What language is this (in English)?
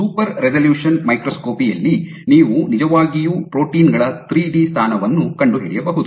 Kannada